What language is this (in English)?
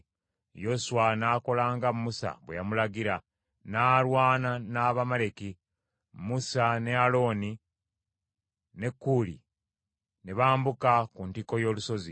Ganda